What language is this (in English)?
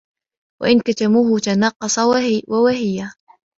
Arabic